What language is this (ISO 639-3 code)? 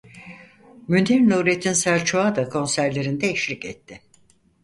tur